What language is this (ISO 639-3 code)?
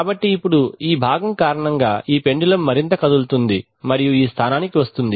tel